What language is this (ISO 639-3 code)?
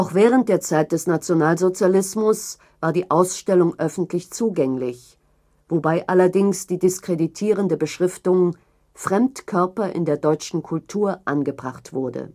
deu